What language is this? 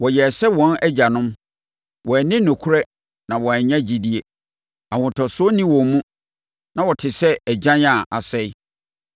Akan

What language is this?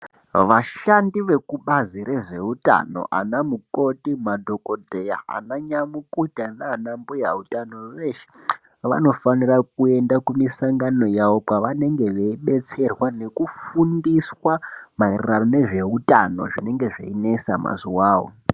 Ndau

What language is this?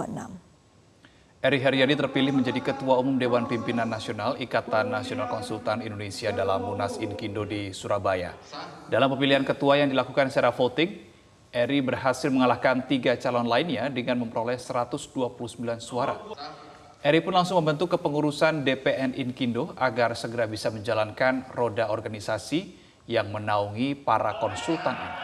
Indonesian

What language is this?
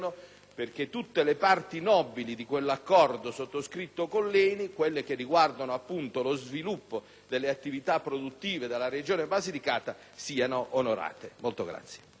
Italian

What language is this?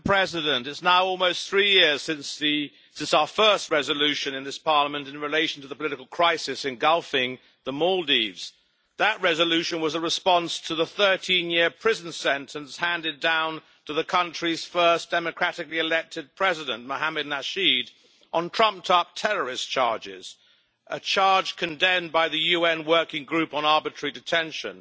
English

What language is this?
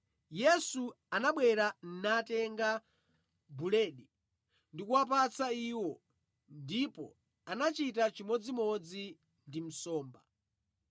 Nyanja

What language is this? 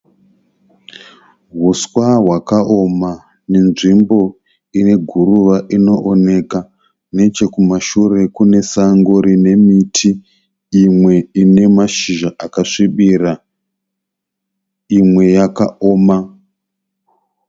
Shona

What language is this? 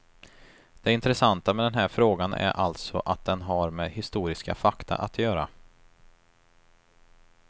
Swedish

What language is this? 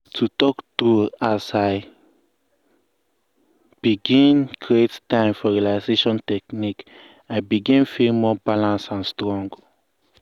Nigerian Pidgin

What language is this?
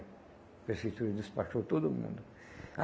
Portuguese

